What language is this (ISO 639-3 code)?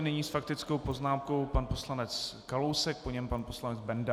ces